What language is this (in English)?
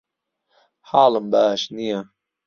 Central Kurdish